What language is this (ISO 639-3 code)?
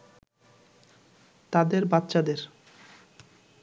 ben